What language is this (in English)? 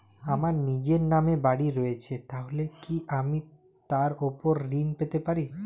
Bangla